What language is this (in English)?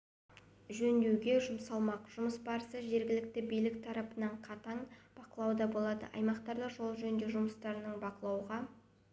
Kazakh